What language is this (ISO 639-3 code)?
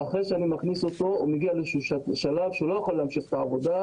heb